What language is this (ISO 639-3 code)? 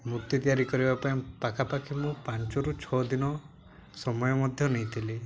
ori